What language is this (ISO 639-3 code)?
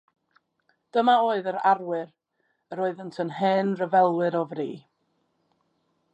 cym